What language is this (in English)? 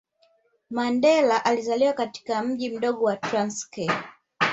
Swahili